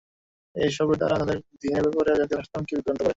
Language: Bangla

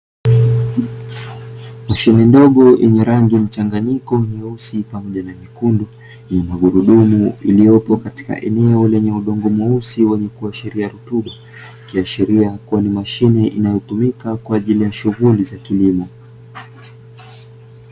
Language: Swahili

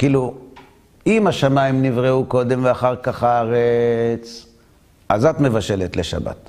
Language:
Hebrew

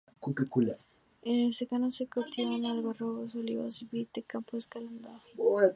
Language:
Spanish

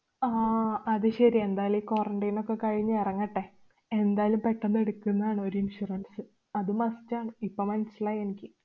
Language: Malayalam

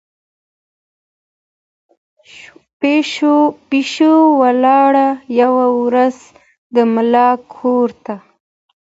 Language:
Pashto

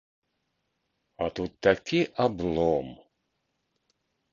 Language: Belarusian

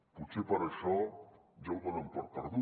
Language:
Catalan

